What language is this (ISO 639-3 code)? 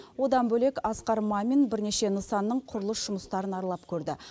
kaz